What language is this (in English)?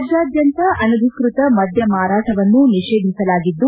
Kannada